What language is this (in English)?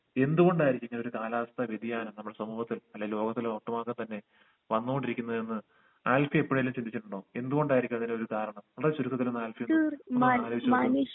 Malayalam